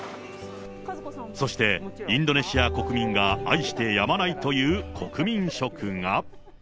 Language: Japanese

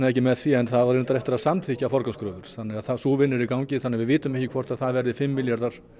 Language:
Icelandic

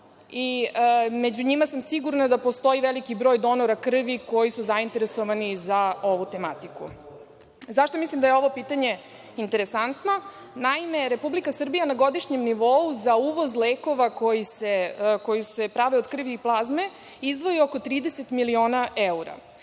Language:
Serbian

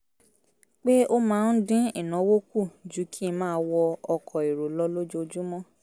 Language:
Yoruba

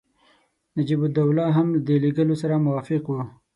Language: Pashto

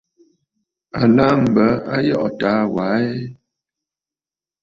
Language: Bafut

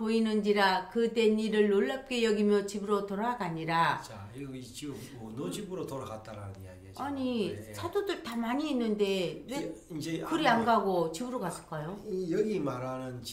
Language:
Korean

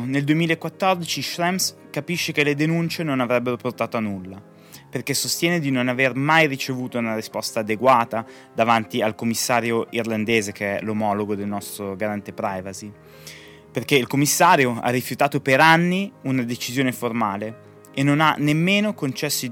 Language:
Italian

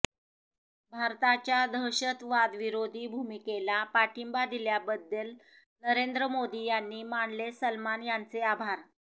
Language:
Marathi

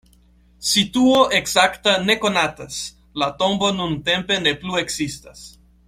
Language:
Esperanto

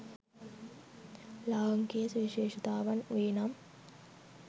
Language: Sinhala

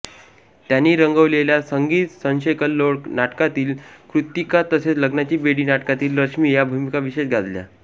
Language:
Marathi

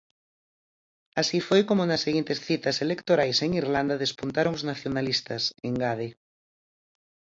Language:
Galician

